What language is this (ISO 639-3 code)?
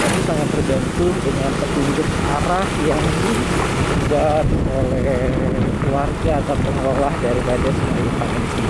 ind